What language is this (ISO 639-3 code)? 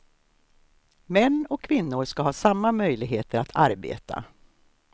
swe